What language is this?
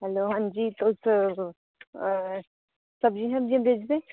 Dogri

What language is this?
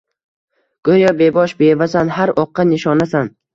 Uzbek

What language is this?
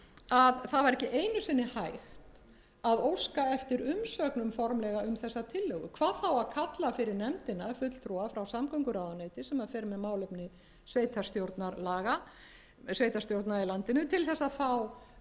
Icelandic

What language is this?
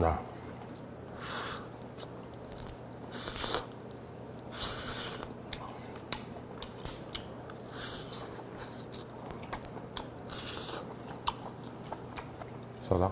Korean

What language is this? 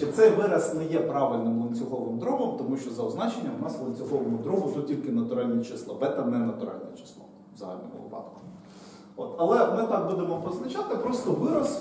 Ukrainian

